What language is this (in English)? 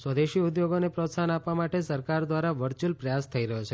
Gujarati